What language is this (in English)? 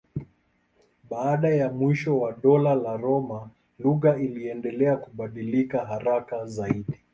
Swahili